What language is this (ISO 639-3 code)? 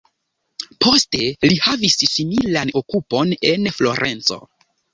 epo